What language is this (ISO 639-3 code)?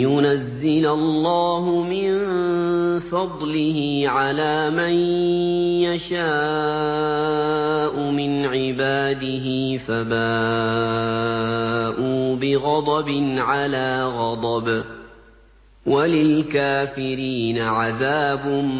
ara